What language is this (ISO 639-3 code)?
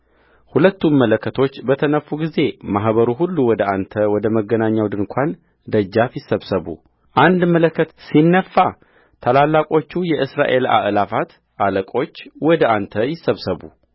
amh